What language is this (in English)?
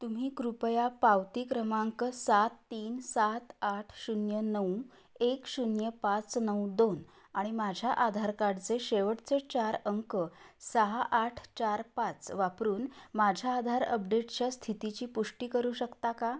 Marathi